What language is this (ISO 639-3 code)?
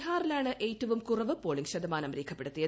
mal